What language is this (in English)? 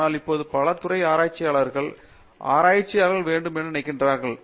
Tamil